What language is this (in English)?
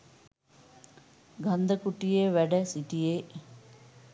Sinhala